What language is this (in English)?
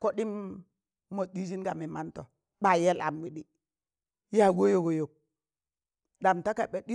Tangale